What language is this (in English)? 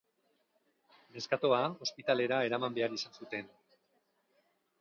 Basque